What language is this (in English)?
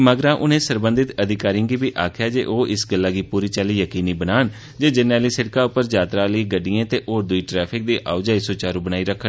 Dogri